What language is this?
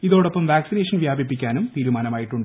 Malayalam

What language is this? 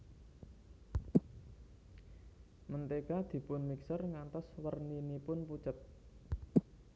Javanese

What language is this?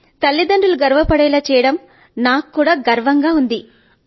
Telugu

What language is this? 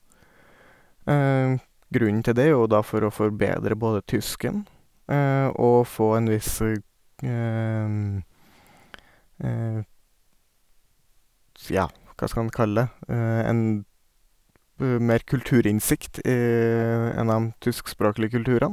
Norwegian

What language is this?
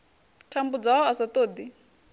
Venda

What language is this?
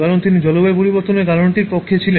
Bangla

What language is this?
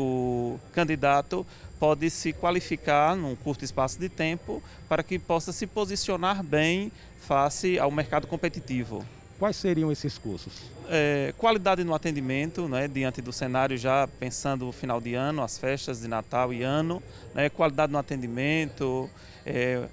Portuguese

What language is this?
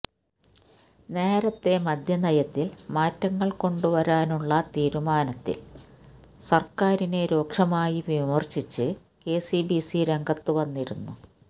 Malayalam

